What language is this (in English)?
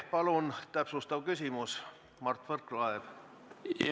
Estonian